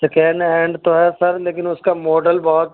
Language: Urdu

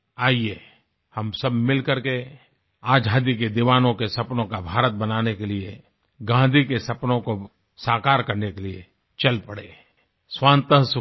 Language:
Hindi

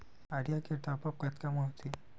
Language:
Chhattisgarhi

